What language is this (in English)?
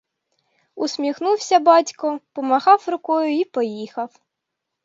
Ukrainian